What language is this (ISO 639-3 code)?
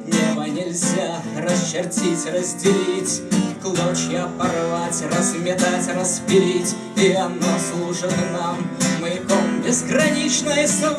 rus